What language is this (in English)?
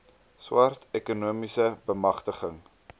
Afrikaans